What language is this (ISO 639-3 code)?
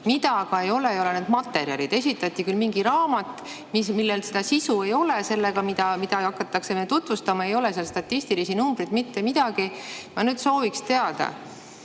est